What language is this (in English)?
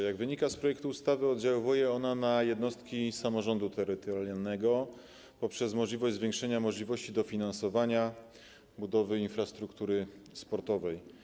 Polish